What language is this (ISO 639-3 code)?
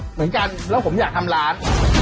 tha